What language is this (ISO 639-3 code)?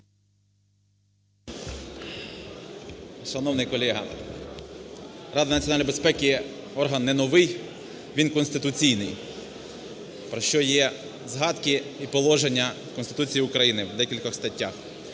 ukr